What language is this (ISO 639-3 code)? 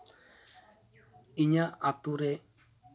sat